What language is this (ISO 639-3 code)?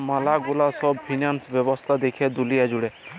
ben